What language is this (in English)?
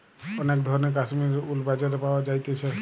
Bangla